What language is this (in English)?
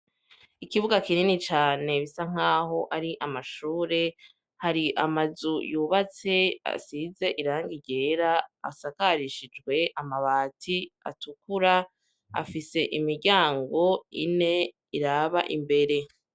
Rundi